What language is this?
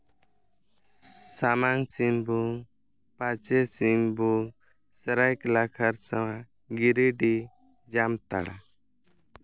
Santali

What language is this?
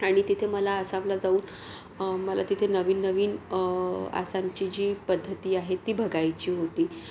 Marathi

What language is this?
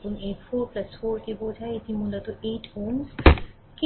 Bangla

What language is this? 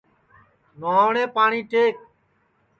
Sansi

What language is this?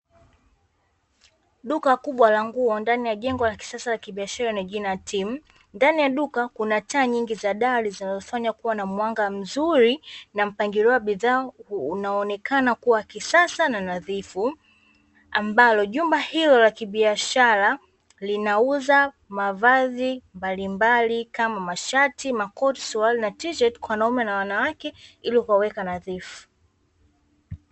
Swahili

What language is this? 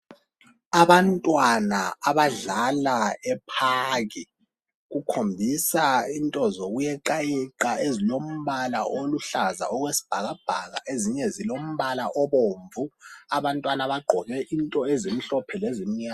North Ndebele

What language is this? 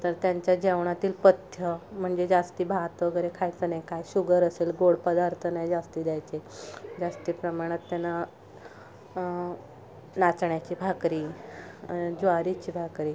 Marathi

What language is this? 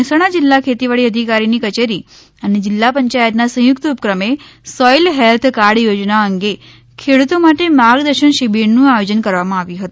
Gujarati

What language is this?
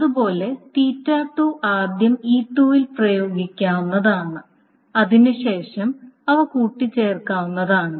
Malayalam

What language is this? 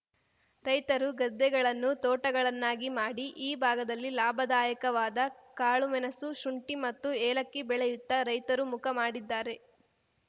Kannada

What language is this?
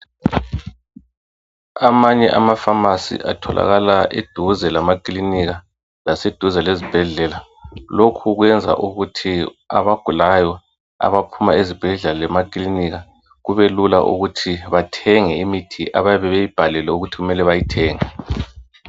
North Ndebele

